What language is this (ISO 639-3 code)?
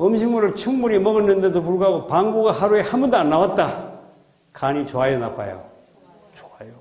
kor